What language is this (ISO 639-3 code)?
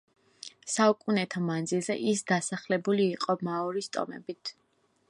kat